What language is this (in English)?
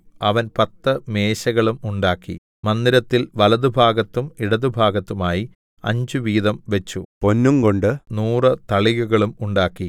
Malayalam